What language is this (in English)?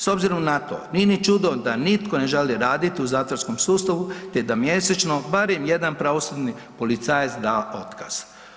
Croatian